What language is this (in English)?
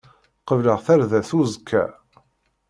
Kabyle